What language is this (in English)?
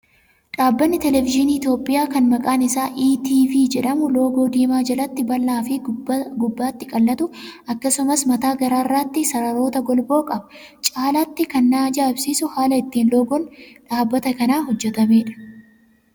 Oromo